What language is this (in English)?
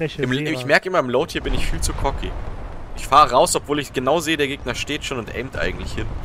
German